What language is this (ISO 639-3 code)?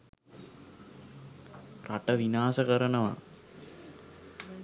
sin